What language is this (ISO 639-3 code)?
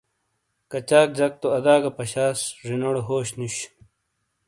scl